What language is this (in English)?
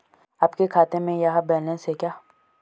Hindi